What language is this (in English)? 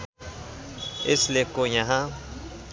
Nepali